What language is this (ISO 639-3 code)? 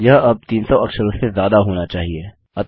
hin